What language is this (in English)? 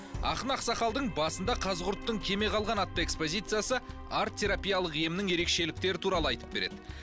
Kazakh